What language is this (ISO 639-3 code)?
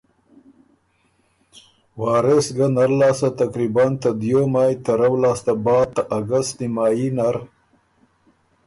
oru